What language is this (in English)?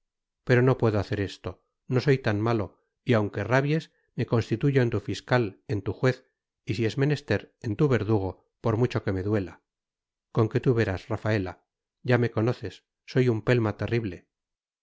Spanish